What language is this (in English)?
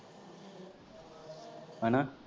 Punjabi